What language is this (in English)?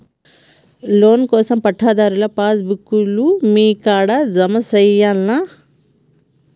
Telugu